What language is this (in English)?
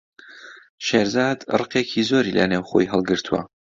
Central Kurdish